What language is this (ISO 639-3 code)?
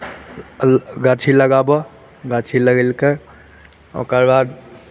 mai